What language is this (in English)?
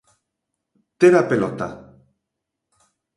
Galician